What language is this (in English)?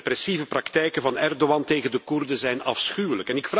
Dutch